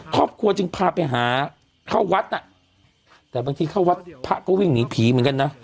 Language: Thai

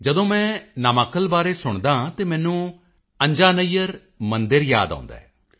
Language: Punjabi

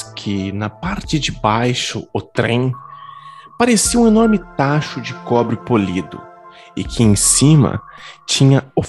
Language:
Portuguese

